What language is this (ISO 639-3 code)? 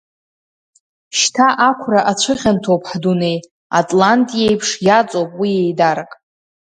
abk